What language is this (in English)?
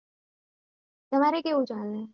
Gujarati